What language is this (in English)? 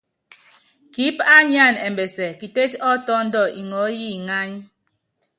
Yangben